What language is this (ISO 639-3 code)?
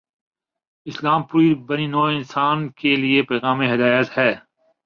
urd